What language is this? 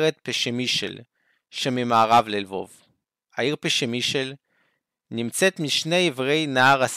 Hebrew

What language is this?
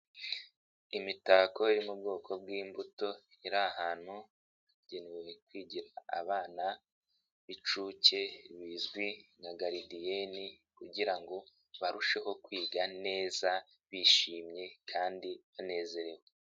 Kinyarwanda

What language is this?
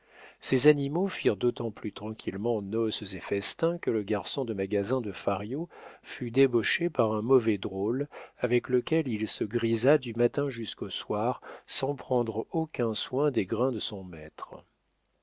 French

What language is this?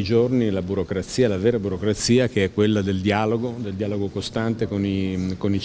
Italian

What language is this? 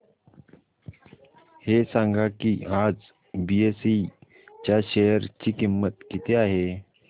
Marathi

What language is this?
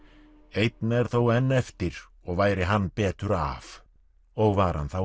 Icelandic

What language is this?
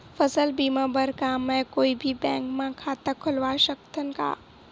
Chhattisgarhi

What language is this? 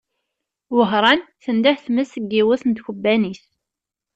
Kabyle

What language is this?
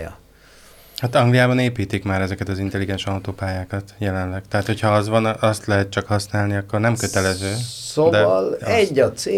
Hungarian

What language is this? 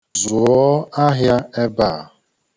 Igbo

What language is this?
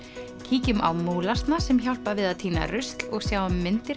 Icelandic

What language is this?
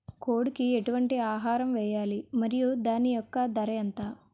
Telugu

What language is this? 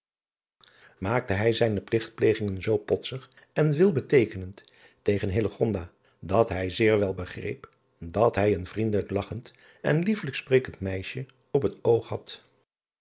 Dutch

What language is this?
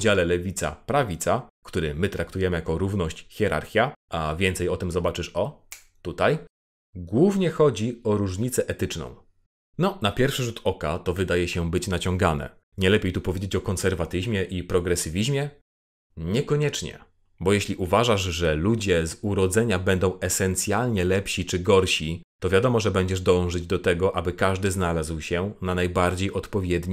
Polish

